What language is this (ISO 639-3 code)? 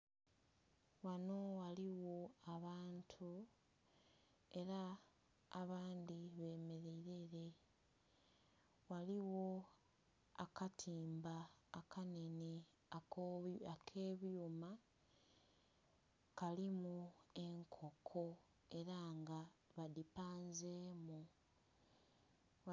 xog